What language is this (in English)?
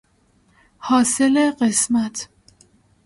Persian